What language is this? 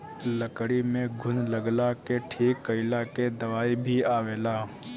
Bhojpuri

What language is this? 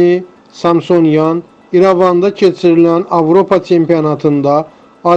Turkish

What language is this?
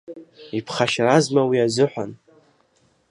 Abkhazian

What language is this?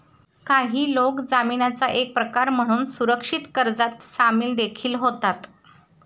Marathi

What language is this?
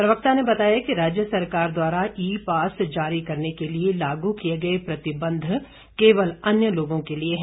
Hindi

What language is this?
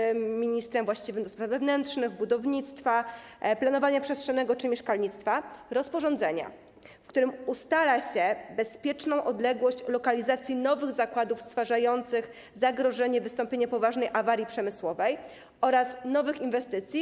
Polish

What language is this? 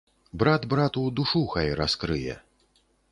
Belarusian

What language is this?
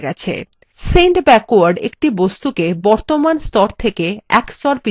Bangla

